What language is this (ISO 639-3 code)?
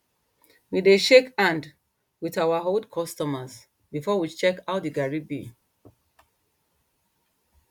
pcm